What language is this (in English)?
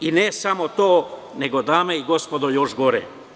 Serbian